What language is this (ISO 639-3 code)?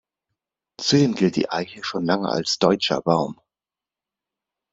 deu